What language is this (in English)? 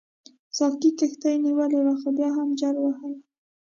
Pashto